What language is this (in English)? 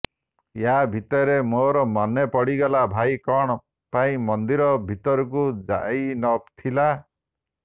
Odia